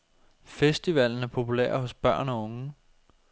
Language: Danish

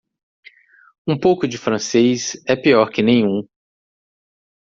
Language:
Portuguese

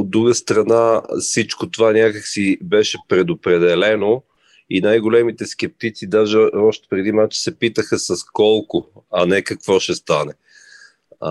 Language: Bulgarian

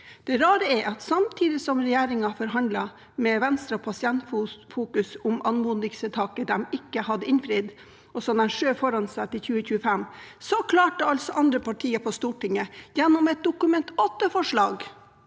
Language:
Norwegian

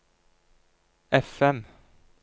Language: Norwegian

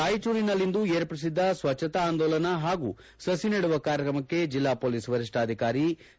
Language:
Kannada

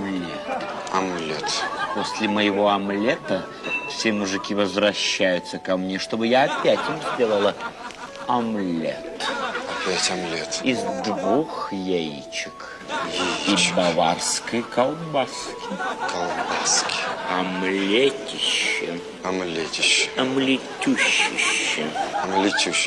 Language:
Russian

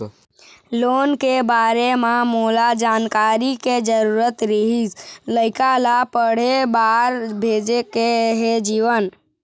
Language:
Chhattisgarhi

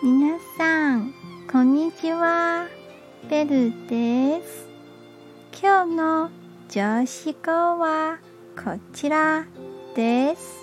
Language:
Japanese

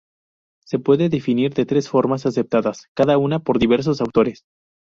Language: Spanish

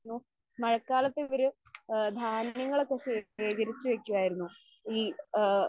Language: Malayalam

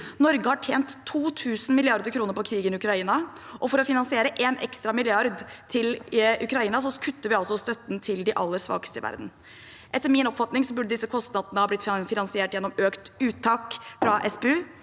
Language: Norwegian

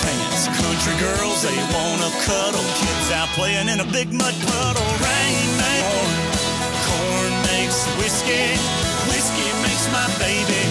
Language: Dutch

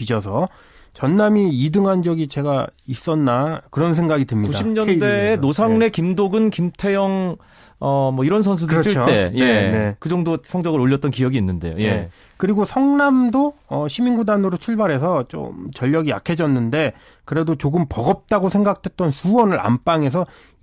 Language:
Korean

